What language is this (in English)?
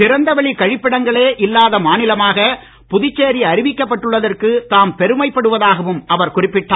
Tamil